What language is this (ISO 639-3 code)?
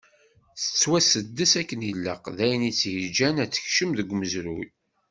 kab